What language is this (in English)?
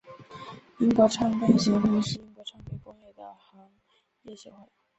Chinese